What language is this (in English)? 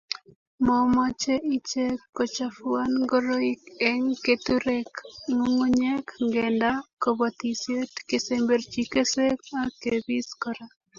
Kalenjin